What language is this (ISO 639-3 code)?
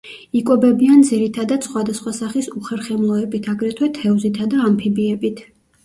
kat